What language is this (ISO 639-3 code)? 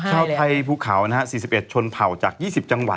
tha